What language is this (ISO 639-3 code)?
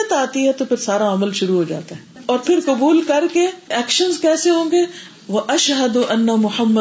urd